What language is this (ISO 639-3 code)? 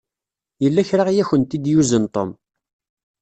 kab